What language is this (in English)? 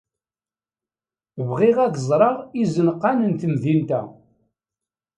Kabyle